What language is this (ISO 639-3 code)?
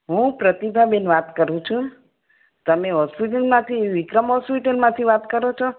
guj